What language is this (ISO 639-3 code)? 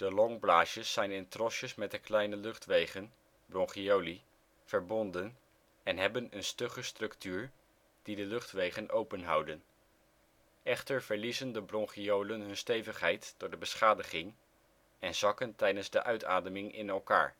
nld